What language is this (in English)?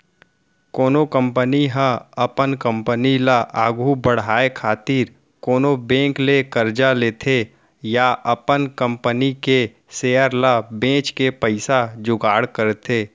Chhattisgarhi